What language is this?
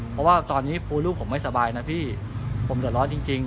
Thai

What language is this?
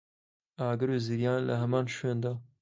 Central Kurdish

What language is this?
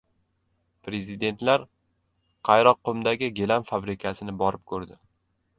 Uzbek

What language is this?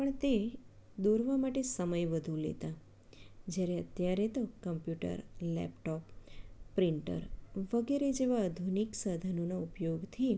Gujarati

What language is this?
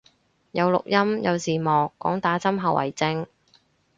Cantonese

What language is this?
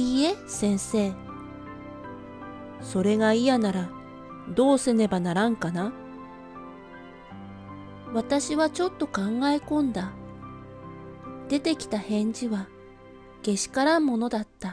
Japanese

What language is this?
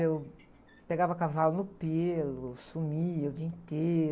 Portuguese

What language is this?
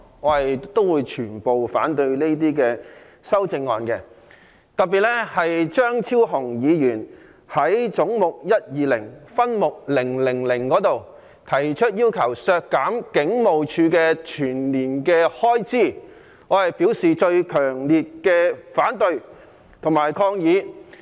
Cantonese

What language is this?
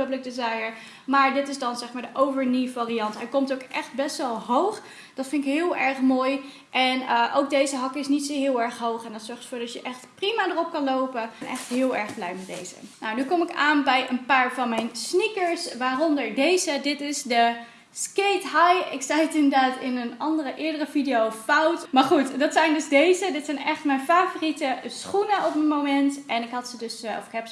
Dutch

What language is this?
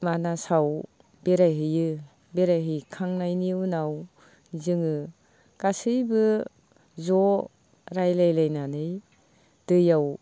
Bodo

